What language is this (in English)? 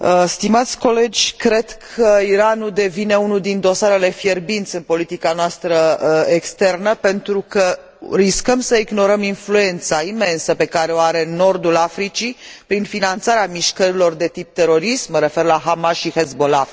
Romanian